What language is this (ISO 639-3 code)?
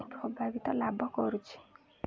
ori